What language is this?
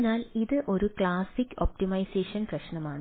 Malayalam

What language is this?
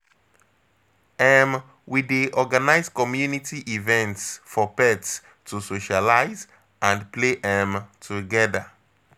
Nigerian Pidgin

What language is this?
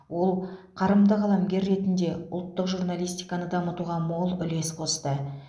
Kazakh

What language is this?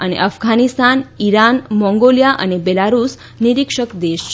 Gujarati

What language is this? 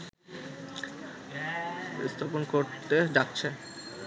Bangla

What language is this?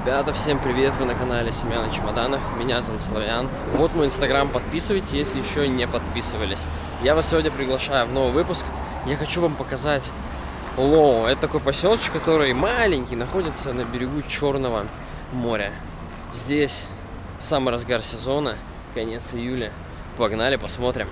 Russian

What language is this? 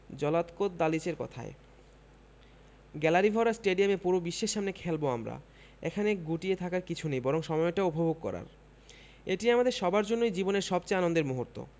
Bangla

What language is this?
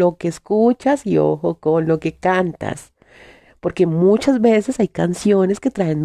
Spanish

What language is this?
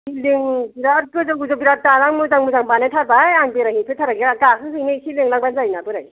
Bodo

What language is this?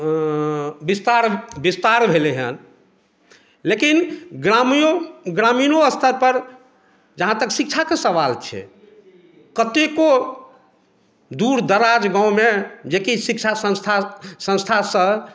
Maithili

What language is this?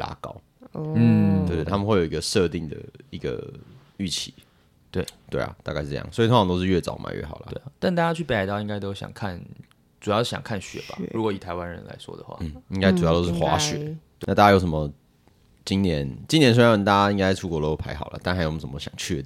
Chinese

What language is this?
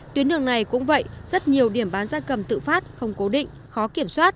Vietnamese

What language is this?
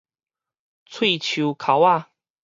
Min Nan Chinese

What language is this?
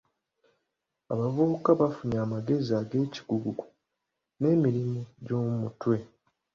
Ganda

